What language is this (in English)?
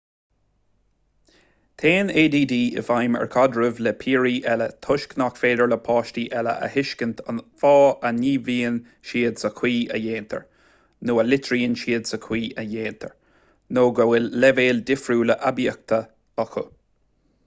Irish